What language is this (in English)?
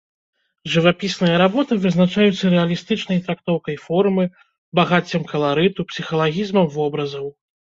Belarusian